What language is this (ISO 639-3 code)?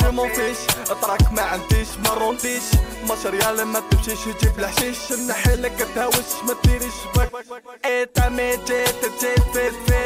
ara